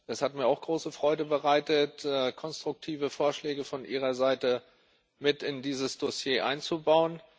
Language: German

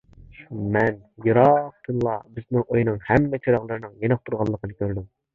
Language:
Uyghur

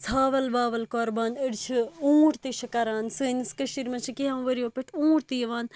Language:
Kashmiri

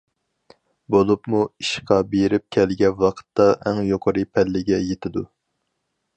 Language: Uyghur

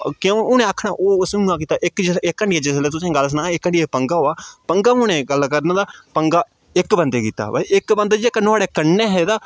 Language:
Dogri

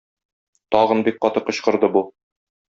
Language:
Tatar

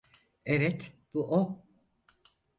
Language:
Turkish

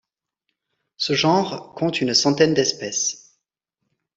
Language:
French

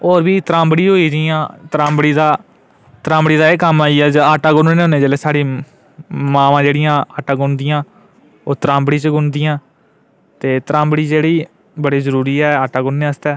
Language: Dogri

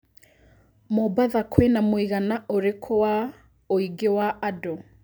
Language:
Kikuyu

